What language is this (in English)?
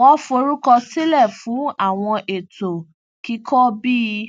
Yoruba